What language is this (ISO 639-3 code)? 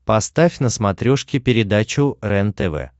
rus